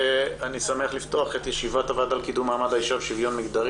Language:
Hebrew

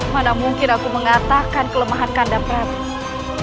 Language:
Indonesian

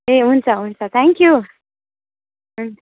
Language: Nepali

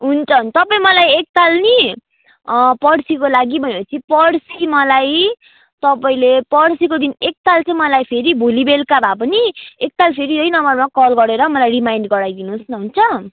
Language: Nepali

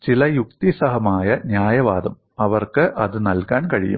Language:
Malayalam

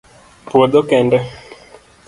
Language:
Luo (Kenya and Tanzania)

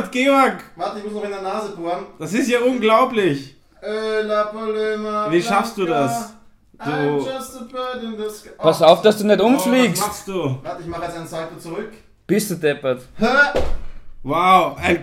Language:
German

